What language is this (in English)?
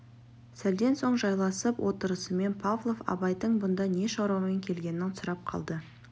Kazakh